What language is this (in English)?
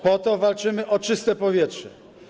Polish